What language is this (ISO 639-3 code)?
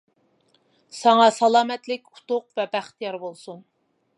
uig